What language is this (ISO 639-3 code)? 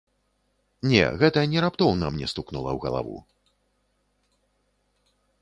bel